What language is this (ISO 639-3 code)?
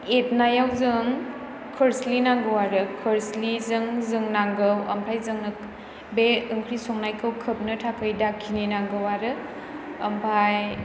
brx